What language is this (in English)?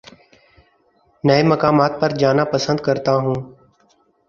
Urdu